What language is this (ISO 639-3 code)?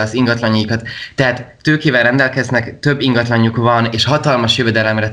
hun